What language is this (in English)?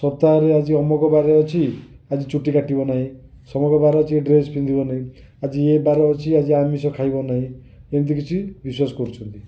Odia